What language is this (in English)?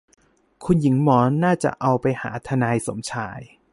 Thai